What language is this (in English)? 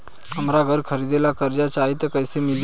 Bhojpuri